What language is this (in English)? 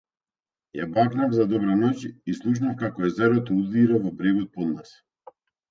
Macedonian